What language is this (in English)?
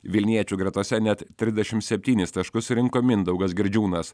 Lithuanian